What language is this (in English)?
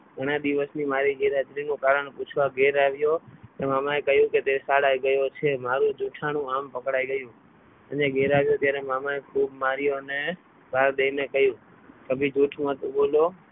Gujarati